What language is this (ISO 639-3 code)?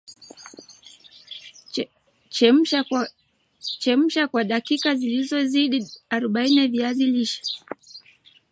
swa